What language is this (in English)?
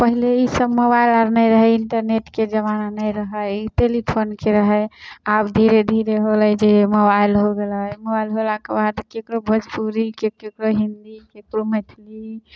Maithili